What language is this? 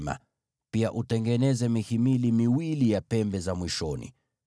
Swahili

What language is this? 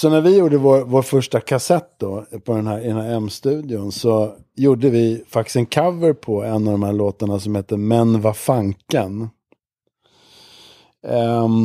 Swedish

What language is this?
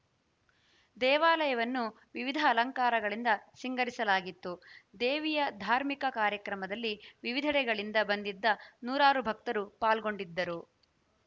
Kannada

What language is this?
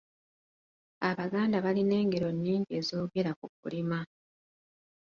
Ganda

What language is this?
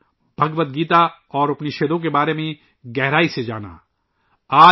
Urdu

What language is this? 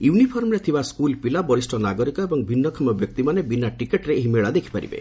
Odia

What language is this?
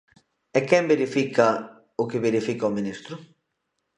Galician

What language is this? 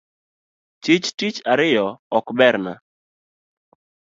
Luo (Kenya and Tanzania)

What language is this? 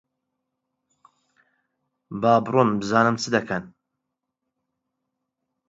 Central Kurdish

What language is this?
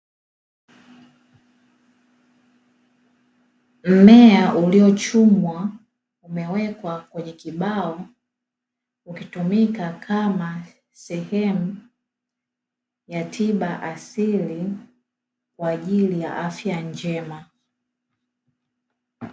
Swahili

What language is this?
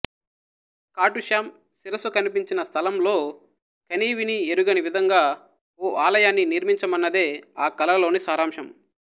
Telugu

